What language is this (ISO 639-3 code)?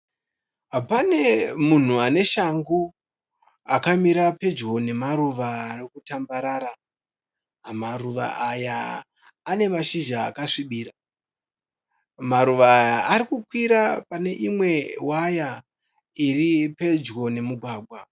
sna